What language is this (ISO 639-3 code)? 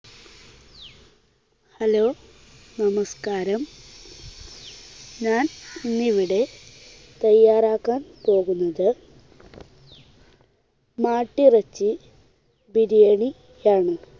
mal